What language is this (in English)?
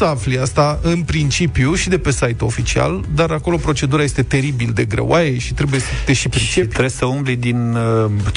Romanian